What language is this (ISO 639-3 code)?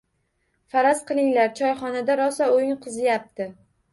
uzb